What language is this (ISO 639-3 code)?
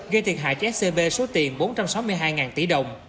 vie